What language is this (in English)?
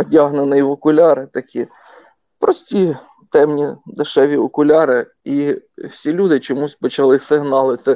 Ukrainian